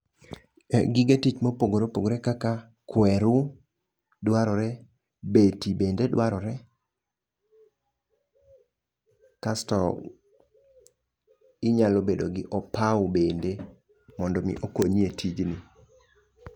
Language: Luo (Kenya and Tanzania)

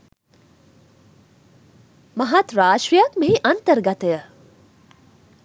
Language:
Sinhala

